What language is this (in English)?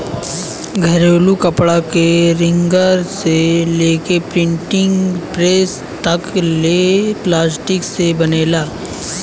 Bhojpuri